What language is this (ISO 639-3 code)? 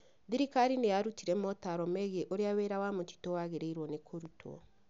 kik